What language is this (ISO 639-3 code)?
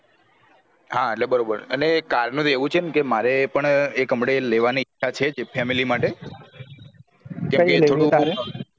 guj